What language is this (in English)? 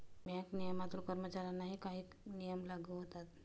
Marathi